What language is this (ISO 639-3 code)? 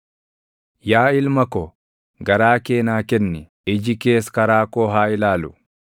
orm